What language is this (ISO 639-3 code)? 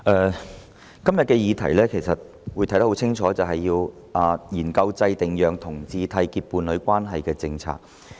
yue